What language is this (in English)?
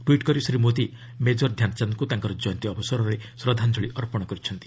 Odia